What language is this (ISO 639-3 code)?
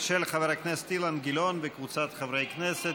heb